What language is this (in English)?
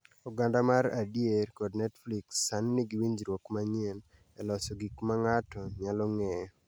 Luo (Kenya and Tanzania)